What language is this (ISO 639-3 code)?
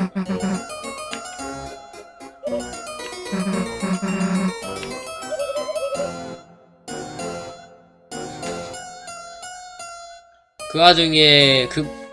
kor